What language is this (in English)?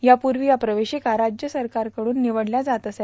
Marathi